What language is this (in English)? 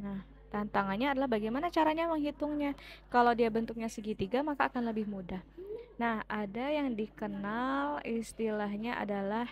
Indonesian